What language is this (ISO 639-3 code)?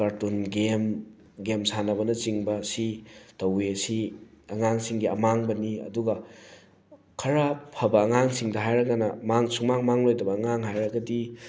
mni